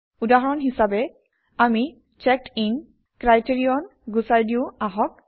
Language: Assamese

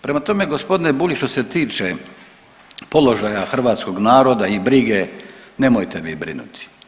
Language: Croatian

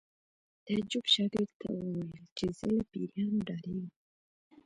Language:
Pashto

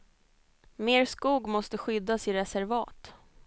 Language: Swedish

